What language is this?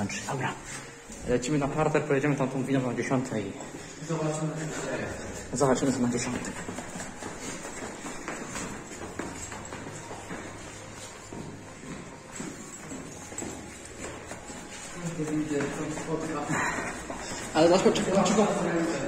Polish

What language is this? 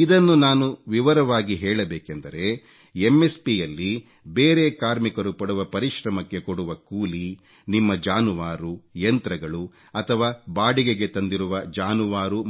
Kannada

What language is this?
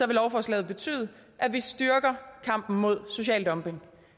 Danish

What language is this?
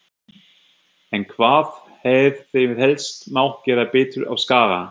Icelandic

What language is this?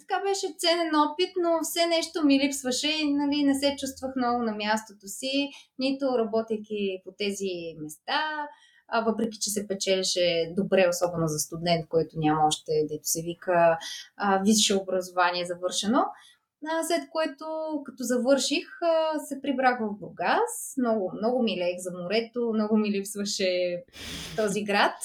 Bulgarian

